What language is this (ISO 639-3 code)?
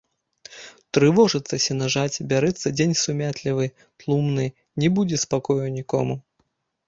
bel